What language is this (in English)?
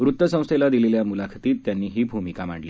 Marathi